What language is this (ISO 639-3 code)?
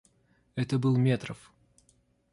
rus